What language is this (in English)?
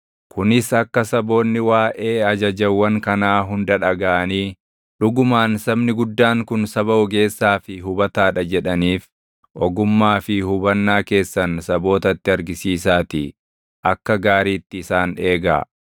Oromo